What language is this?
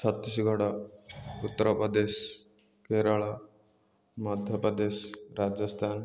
Odia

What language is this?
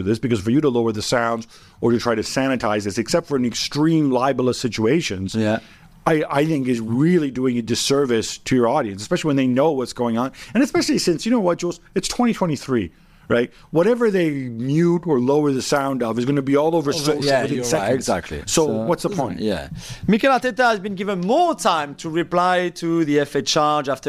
English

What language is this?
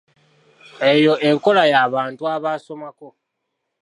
Ganda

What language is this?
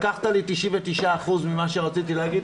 Hebrew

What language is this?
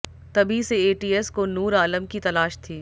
Hindi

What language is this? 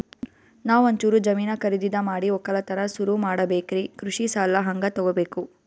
Kannada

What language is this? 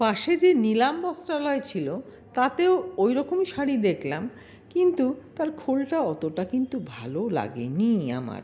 Bangla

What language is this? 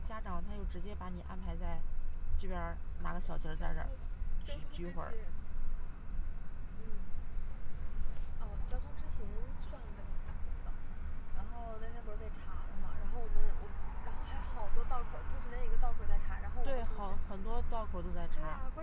Chinese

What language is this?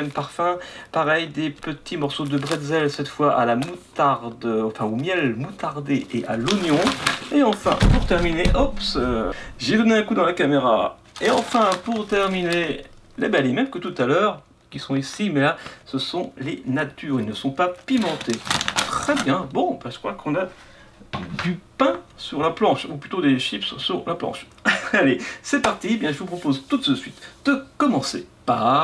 French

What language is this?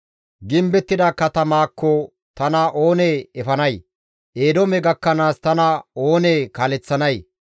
Gamo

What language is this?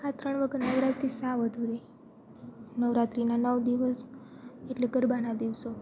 Gujarati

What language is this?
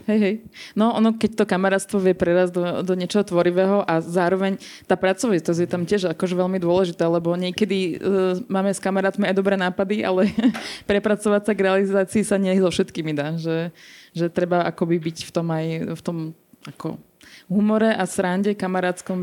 Slovak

